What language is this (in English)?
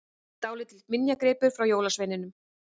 Icelandic